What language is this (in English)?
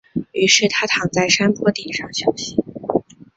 Chinese